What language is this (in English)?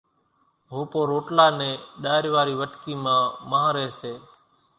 Kachi Koli